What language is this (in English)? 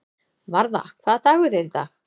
Icelandic